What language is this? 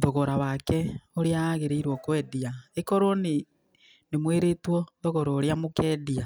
Kikuyu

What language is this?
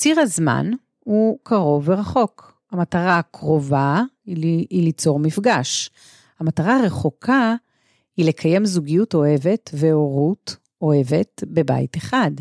Hebrew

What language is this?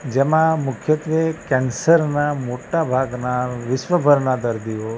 Gujarati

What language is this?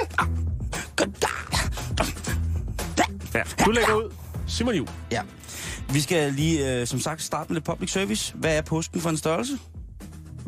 Danish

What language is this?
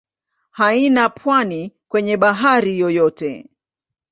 Swahili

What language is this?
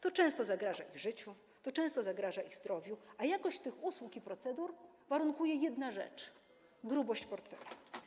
Polish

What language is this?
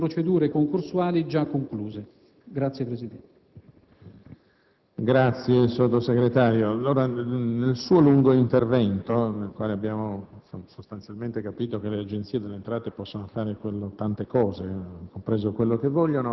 Italian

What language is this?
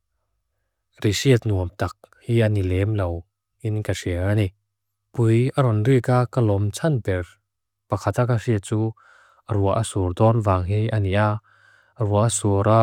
Mizo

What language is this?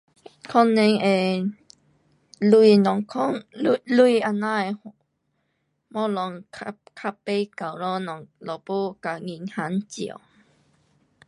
Pu-Xian Chinese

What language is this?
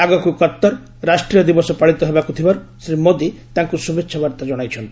Odia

